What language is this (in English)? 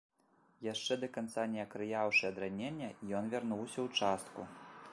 Belarusian